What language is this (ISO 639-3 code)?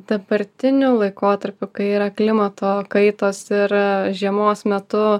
lit